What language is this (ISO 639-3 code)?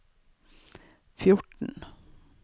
nor